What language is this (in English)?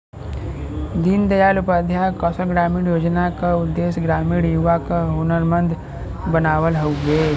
Bhojpuri